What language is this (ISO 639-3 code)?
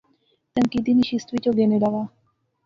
phr